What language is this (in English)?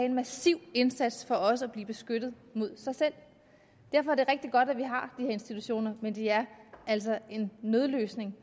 Danish